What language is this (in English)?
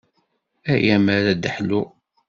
Kabyle